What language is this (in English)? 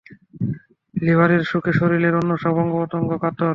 Bangla